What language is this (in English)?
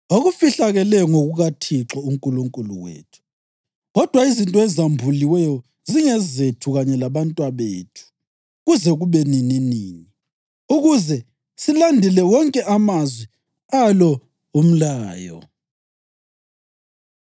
North Ndebele